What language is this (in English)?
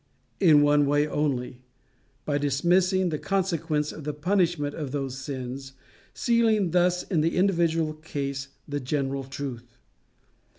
English